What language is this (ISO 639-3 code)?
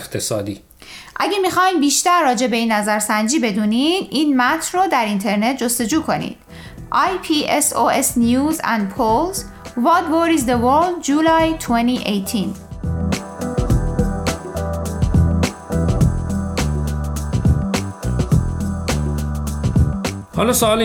fas